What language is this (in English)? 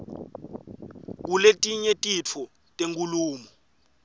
Swati